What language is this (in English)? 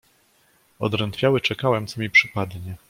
Polish